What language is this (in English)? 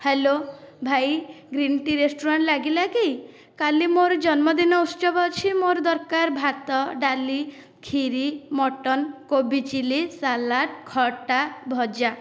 Odia